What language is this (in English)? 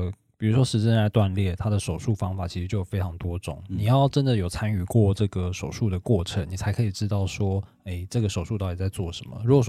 Chinese